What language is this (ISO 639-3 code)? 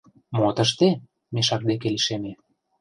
chm